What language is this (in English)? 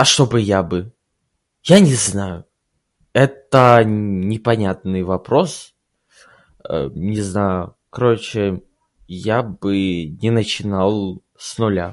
Russian